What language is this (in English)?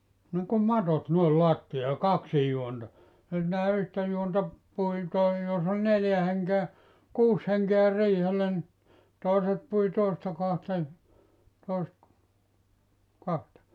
Finnish